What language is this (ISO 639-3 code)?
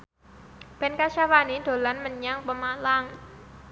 jav